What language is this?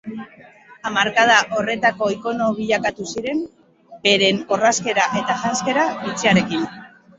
Basque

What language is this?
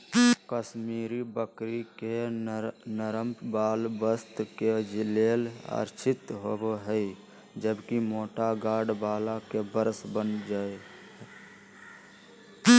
Magahi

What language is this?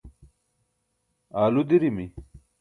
Burushaski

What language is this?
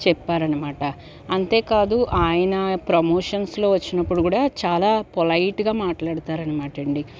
Telugu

